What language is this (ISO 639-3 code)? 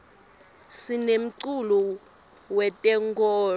ssw